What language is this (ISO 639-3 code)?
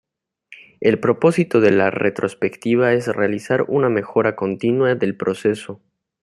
spa